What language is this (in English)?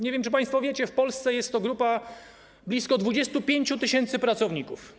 Polish